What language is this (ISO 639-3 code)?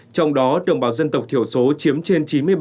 vie